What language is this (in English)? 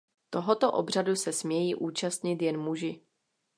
Czech